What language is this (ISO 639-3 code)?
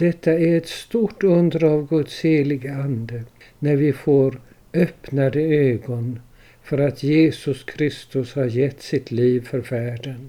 swe